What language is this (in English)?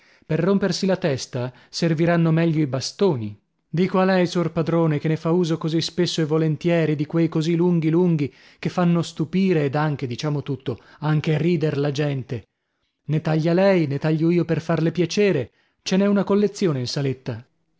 Italian